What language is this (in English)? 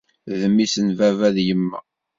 Kabyle